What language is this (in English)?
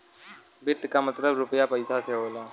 Bhojpuri